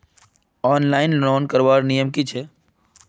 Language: Magahi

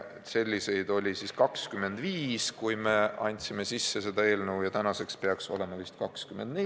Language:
Estonian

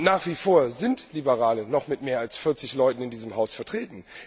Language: German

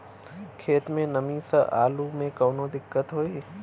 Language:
Bhojpuri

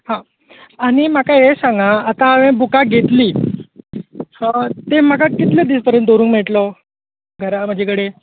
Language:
Konkani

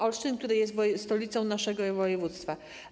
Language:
Polish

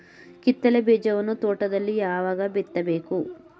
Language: Kannada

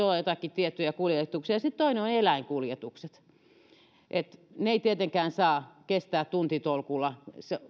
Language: Finnish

